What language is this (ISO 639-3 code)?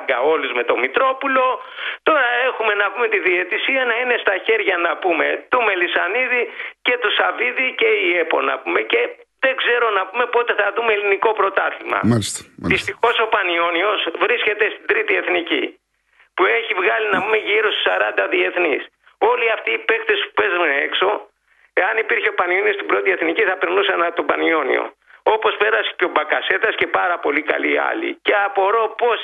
ell